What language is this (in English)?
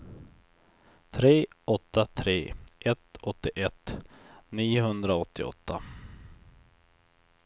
Swedish